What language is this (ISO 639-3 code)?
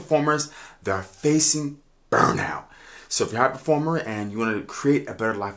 eng